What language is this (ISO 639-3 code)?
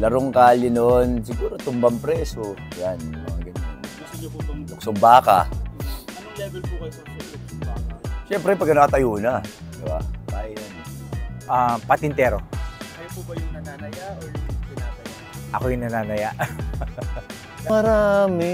fil